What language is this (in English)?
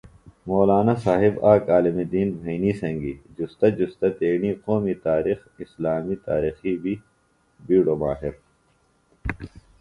Phalura